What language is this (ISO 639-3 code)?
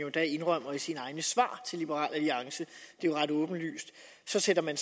dan